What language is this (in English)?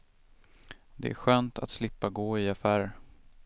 Swedish